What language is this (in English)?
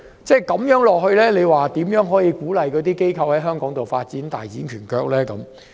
Cantonese